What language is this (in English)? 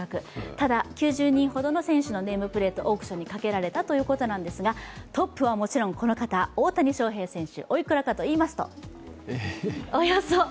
Japanese